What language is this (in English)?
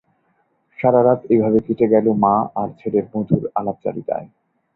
Bangla